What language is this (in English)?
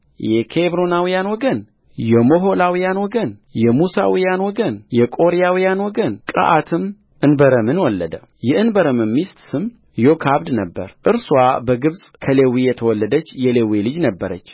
Amharic